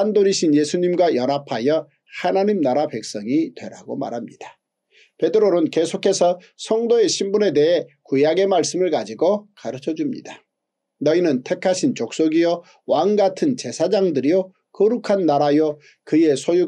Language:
Korean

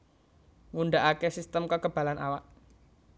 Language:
Javanese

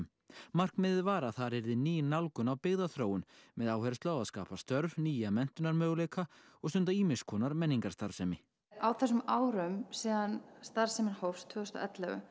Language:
Icelandic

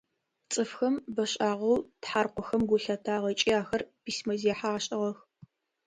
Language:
Adyghe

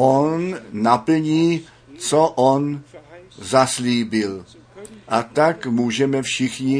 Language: Czech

